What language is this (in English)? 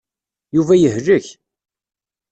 Kabyle